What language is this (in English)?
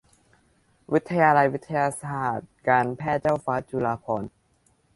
Thai